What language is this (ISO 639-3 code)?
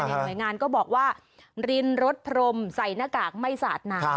tha